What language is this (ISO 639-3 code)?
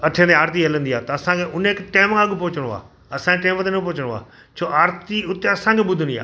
snd